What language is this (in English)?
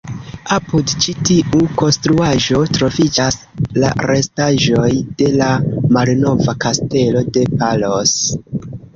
Esperanto